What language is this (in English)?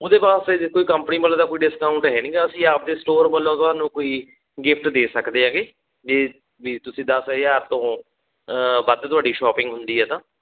Punjabi